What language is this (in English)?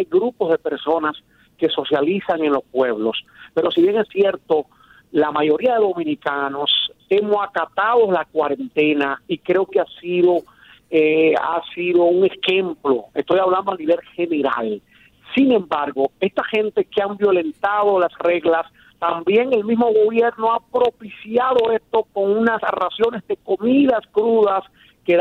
Spanish